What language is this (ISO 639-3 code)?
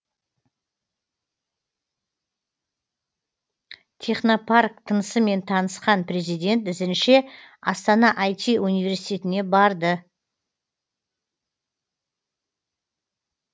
kaz